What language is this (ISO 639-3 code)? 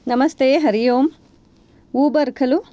san